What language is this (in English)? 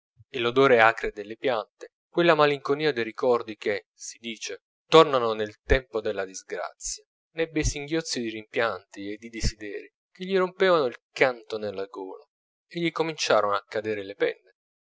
Italian